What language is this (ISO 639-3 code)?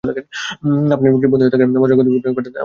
ben